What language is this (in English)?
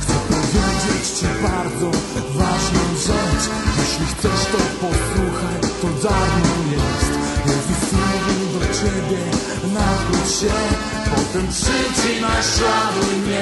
Polish